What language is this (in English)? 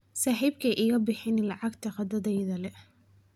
Somali